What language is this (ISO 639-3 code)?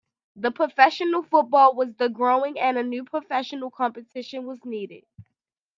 eng